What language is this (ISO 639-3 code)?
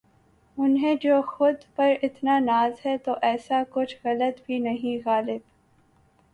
urd